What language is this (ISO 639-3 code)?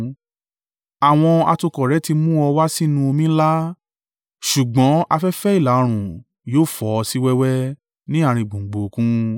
yor